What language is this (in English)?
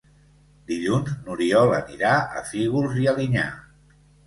Catalan